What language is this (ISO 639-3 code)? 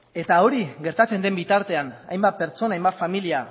eus